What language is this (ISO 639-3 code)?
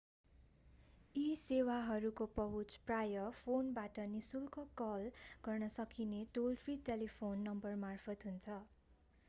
nep